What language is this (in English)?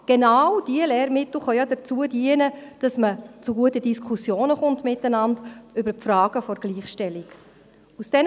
Swiss German